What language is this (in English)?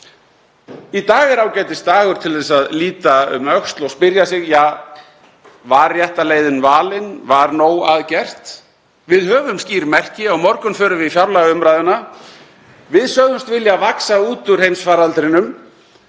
Icelandic